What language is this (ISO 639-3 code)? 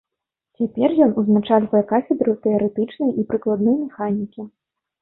bel